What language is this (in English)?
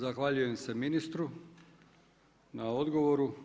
Croatian